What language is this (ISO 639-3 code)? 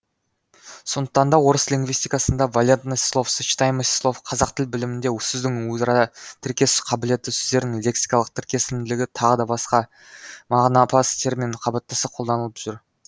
kaz